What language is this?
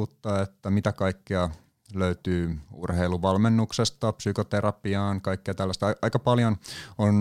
Finnish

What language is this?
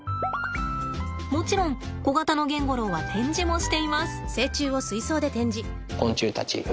Japanese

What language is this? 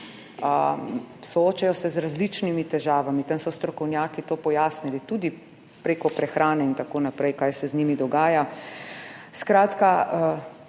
Slovenian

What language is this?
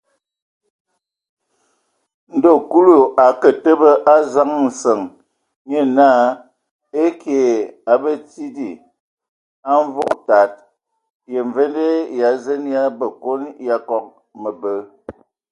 Ewondo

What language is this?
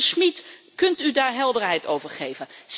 Dutch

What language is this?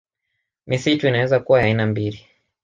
Swahili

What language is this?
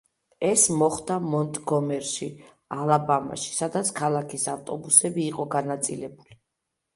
Georgian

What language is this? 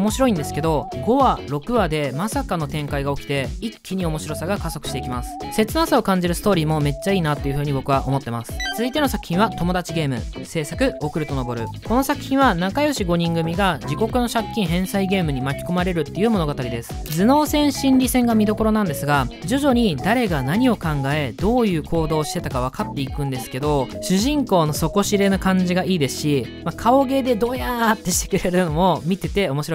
Japanese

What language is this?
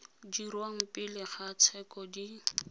Tswana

